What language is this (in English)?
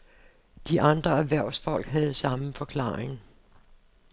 Danish